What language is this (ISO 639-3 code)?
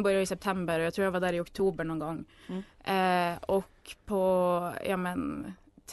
swe